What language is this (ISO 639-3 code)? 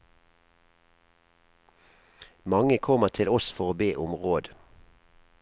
nor